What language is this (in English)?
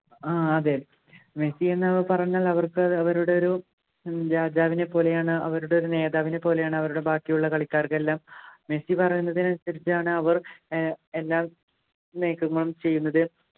Malayalam